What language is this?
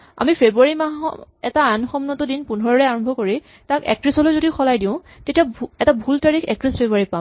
Assamese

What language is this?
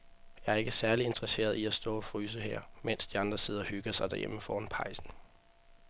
Danish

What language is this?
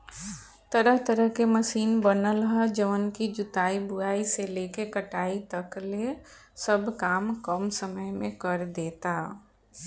Bhojpuri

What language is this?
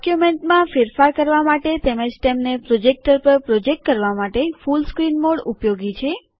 Gujarati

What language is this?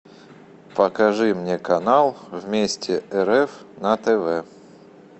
Russian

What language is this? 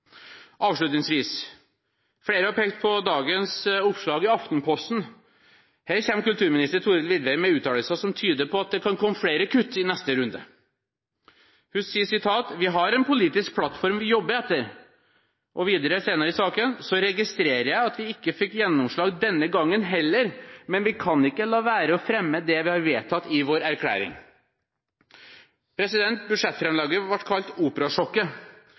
Norwegian Bokmål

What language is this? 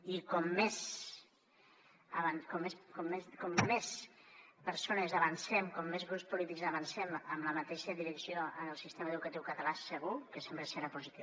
Catalan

